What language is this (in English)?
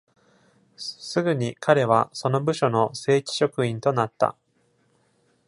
Japanese